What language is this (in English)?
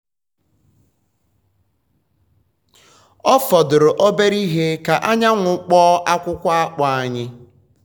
Igbo